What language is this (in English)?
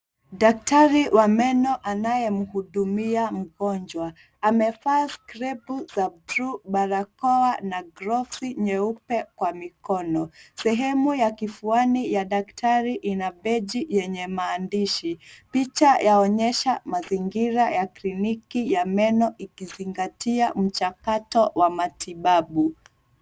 Swahili